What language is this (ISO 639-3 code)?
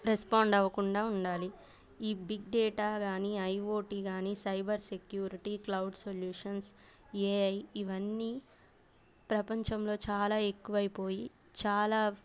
tel